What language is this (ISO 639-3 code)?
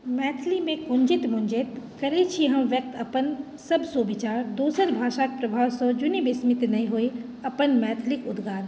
mai